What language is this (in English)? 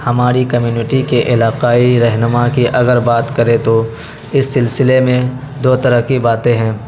Urdu